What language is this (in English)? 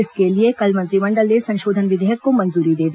Hindi